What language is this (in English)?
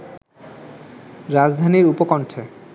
Bangla